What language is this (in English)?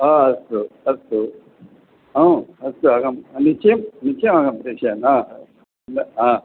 Sanskrit